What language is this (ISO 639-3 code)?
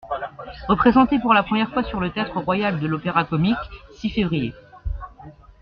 fra